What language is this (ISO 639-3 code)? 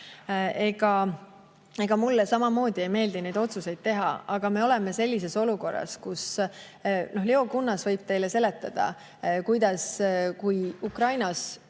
est